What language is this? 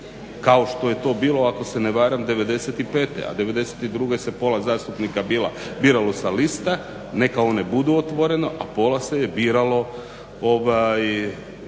Croatian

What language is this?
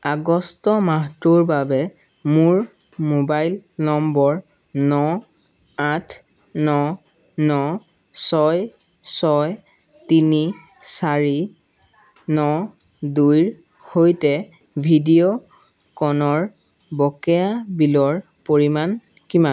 Assamese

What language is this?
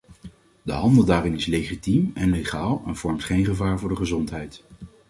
Dutch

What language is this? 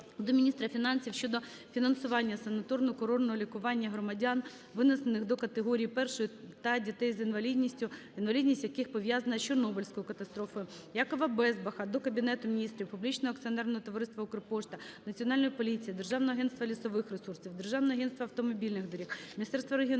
Ukrainian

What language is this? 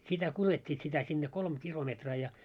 Finnish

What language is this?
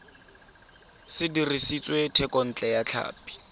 Tswana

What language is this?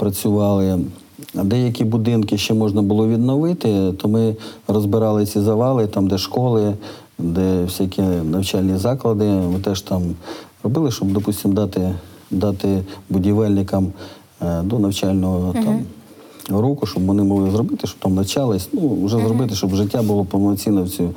Ukrainian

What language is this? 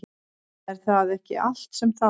Icelandic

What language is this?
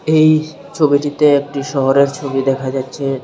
Bangla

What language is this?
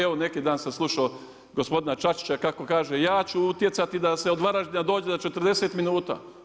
Croatian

